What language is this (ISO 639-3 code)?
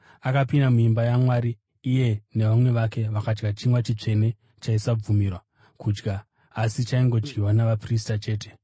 sna